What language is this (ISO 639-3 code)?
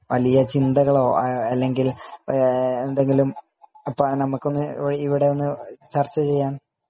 mal